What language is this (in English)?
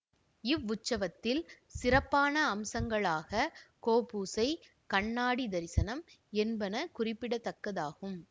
Tamil